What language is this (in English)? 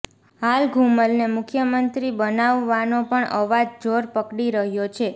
Gujarati